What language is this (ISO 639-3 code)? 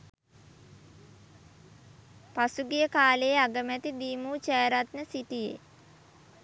sin